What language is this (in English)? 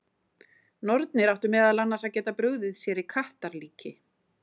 Icelandic